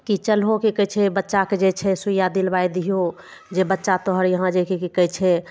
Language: Maithili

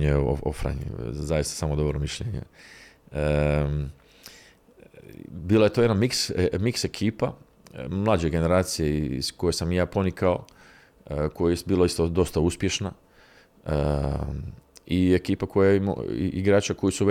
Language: Croatian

